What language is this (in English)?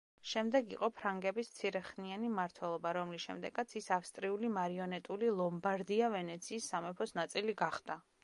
Georgian